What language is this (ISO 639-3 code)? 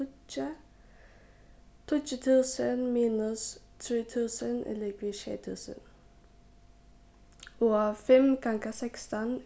fao